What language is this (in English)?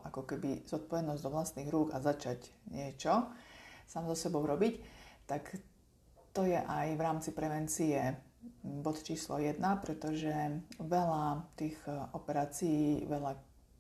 Slovak